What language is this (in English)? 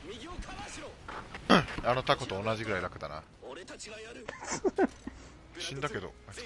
Japanese